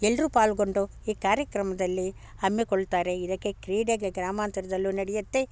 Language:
Kannada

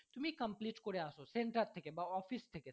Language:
Bangla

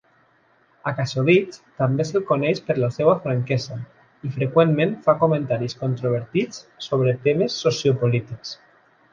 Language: Catalan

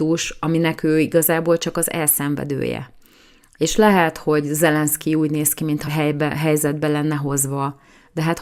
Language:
Hungarian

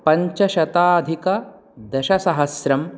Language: Sanskrit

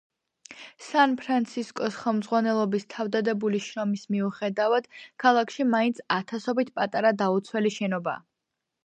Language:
Georgian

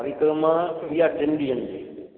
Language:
Sindhi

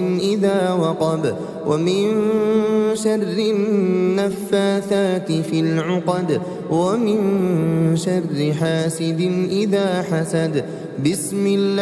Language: Arabic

